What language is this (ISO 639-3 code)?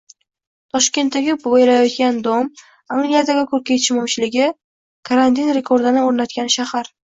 uzb